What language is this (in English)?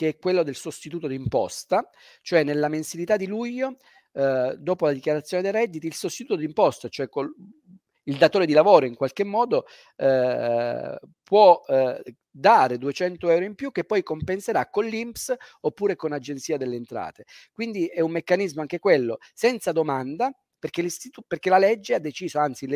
Italian